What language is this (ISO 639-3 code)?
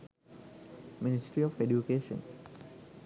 sin